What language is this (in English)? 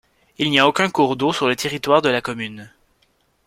French